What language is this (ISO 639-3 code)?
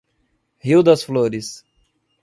por